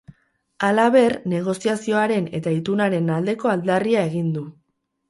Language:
Basque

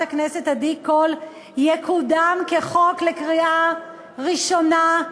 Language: Hebrew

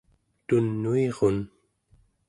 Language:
Central Yupik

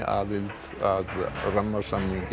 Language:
Icelandic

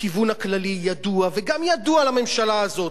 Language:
Hebrew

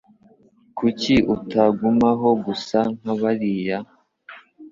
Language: Kinyarwanda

